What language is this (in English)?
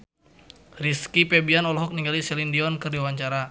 Sundanese